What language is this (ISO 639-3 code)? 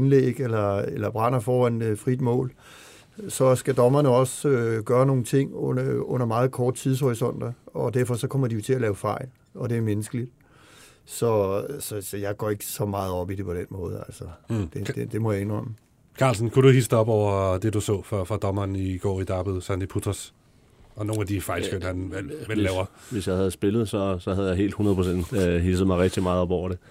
dan